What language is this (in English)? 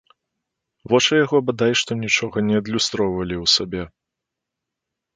Belarusian